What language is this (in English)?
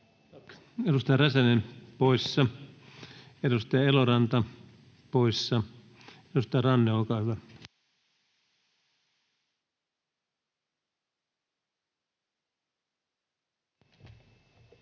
Finnish